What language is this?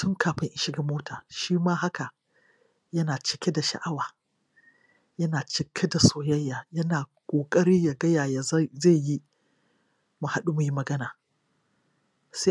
Hausa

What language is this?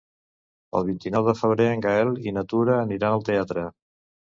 Catalan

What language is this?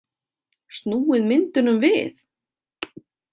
Icelandic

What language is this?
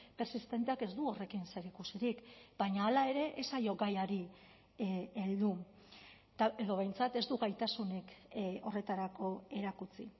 Basque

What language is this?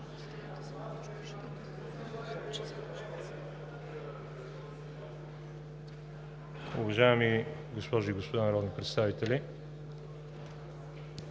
Bulgarian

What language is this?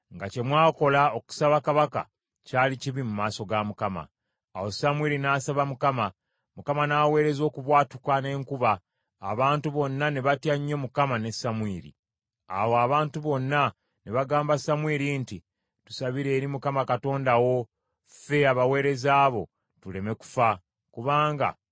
Ganda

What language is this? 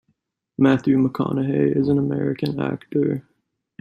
English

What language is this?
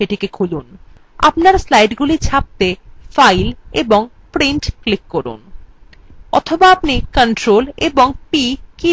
Bangla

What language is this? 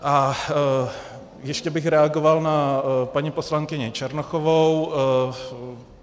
Czech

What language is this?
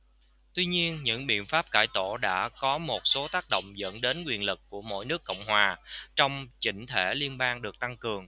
Vietnamese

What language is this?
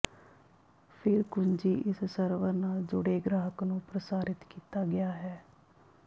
Punjabi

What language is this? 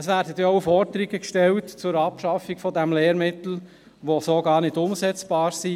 Swiss German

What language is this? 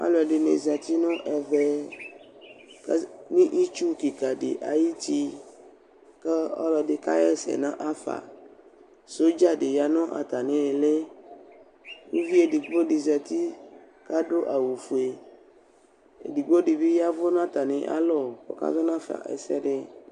Ikposo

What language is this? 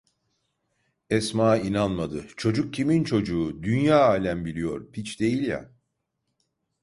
Turkish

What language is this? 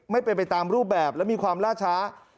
Thai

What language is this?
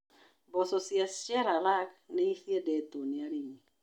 Kikuyu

